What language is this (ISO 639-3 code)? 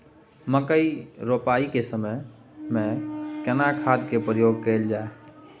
mai